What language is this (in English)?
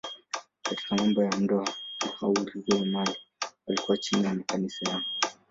Swahili